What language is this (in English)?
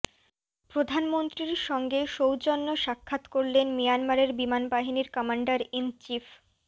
Bangla